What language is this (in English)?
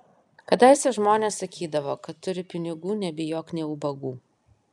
Lithuanian